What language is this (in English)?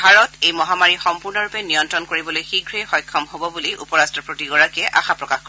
Assamese